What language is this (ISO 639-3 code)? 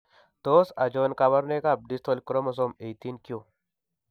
kln